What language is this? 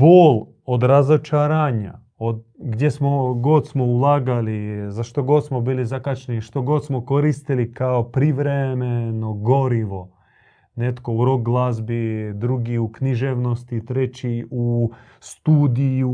Croatian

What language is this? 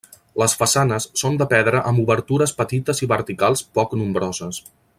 Catalan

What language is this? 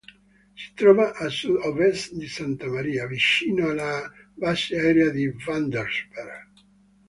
Italian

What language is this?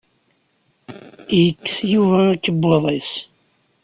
Kabyle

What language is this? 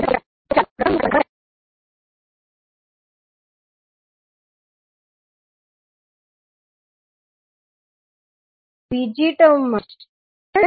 Gujarati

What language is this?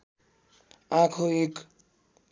Nepali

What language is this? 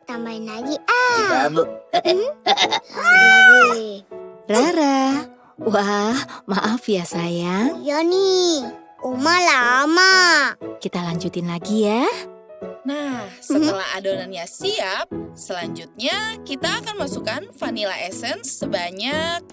Indonesian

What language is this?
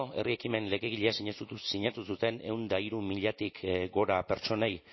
Basque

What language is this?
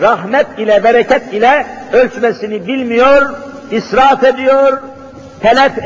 Turkish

